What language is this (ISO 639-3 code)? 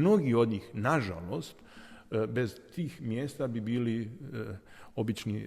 hrv